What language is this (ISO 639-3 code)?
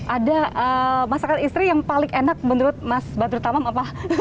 ind